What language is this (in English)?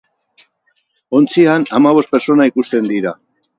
Basque